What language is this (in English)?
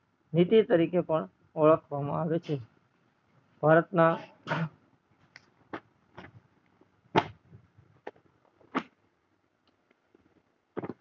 Gujarati